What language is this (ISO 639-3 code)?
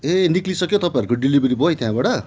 nep